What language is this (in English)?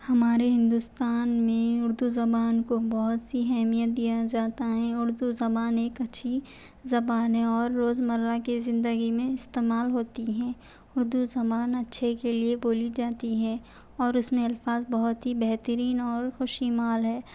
Urdu